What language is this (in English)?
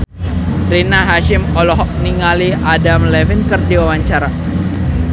Sundanese